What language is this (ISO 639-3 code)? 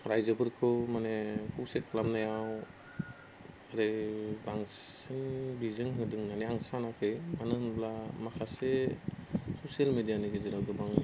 brx